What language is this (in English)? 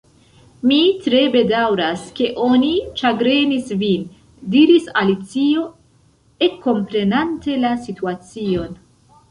Esperanto